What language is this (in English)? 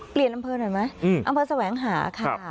Thai